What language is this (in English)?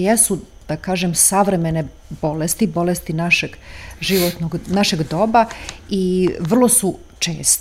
Croatian